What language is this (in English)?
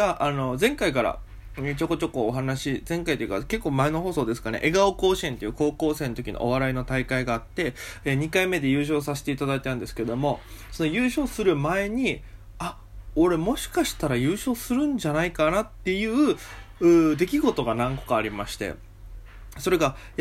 Japanese